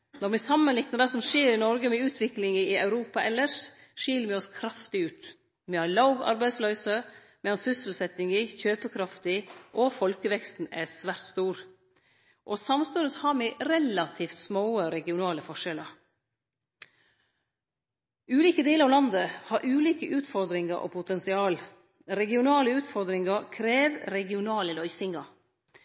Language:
Norwegian Nynorsk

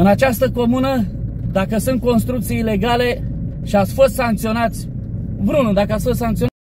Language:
Romanian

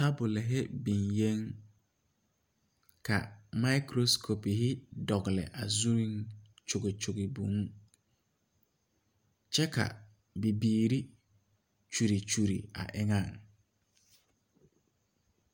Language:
Southern Dagaare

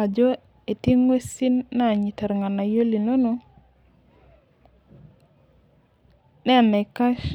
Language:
Masai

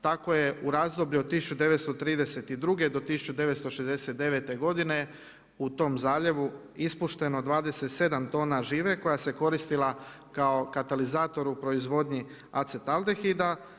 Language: Croatian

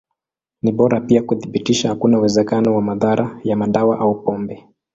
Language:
Swahili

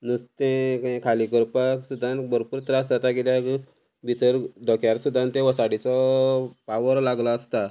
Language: Konkani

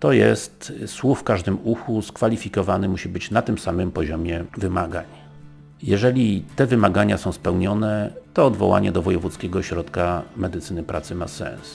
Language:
Polish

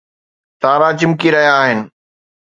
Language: Sindhi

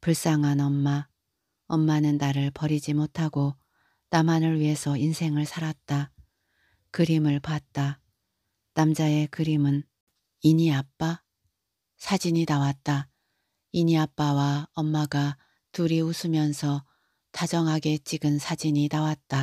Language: Korean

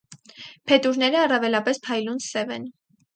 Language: Armenian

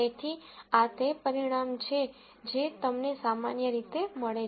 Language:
Gujarati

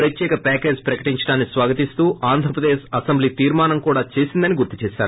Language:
Telugu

